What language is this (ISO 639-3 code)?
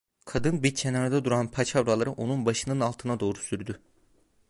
tur